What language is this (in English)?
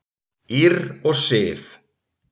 Icelandic